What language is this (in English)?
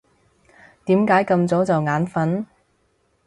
Cantonese